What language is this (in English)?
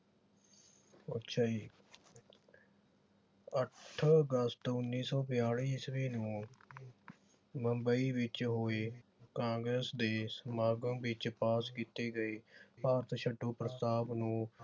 Punjabi